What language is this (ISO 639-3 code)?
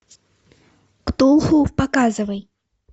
rus